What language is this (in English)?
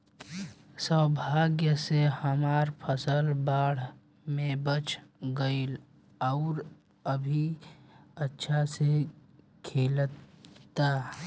Bhojpuri